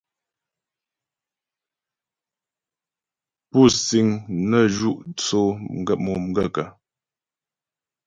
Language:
Ghomala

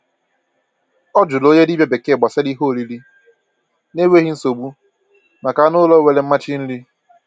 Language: Igbo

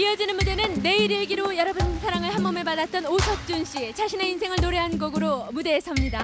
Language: Korean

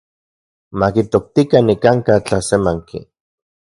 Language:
Central Puebla Nahuatl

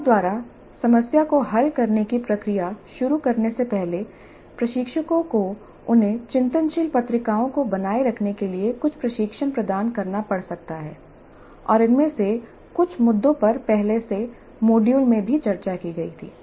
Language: Hindi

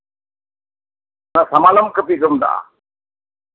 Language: Santali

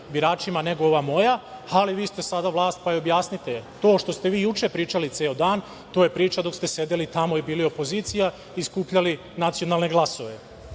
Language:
Serbian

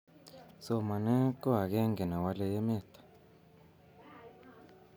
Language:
Kalenjin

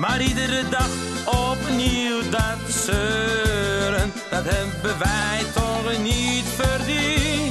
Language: Dutch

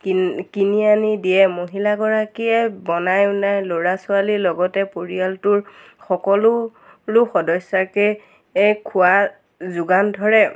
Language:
Assamese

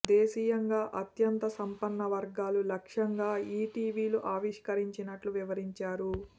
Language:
Telugu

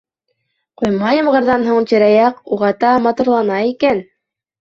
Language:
Bashkir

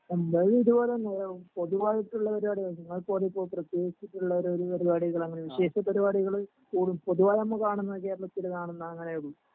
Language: Malayalam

